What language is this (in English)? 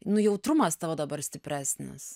Lithuanian